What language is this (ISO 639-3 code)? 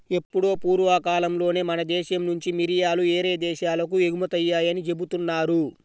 tel